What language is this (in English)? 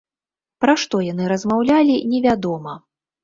Belarusian